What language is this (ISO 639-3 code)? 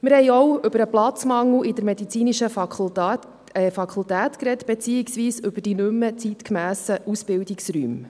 gsw